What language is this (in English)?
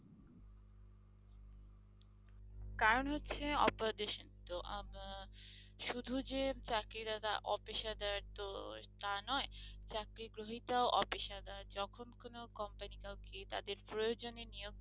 Bangla